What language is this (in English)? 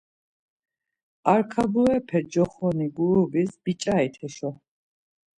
Laz